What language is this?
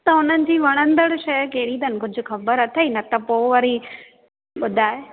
Sindhi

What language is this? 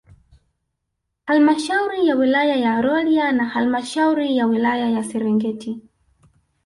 Swahili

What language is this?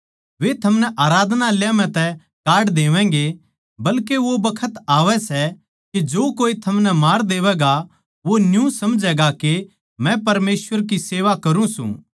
Haryanvi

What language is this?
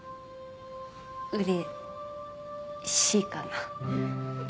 Japanese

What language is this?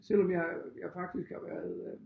Danish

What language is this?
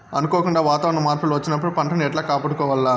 Telugu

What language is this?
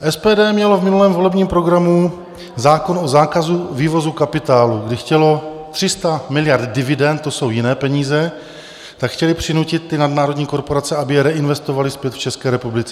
Czech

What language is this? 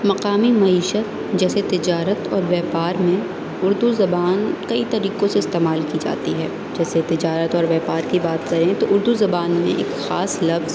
Urdu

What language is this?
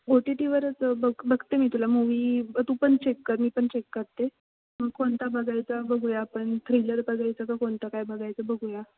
Marathi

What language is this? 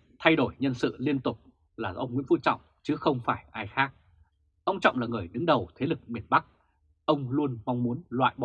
Vietnamese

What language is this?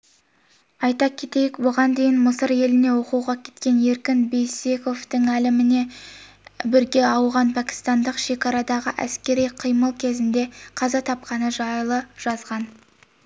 Kazakh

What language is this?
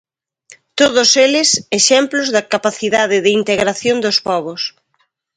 Galician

